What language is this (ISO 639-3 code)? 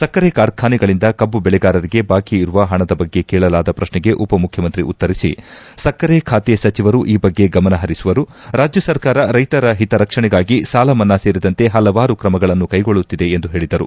kan